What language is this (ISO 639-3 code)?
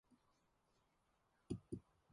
mon